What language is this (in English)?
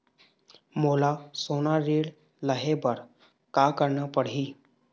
Chhattisgarhi